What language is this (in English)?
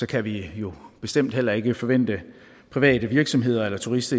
Danish